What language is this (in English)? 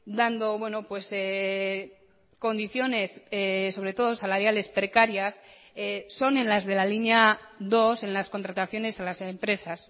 Spanish